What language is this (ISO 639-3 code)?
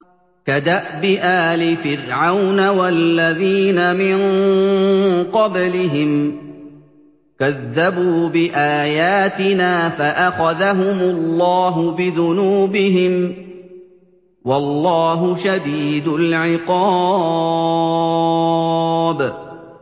ara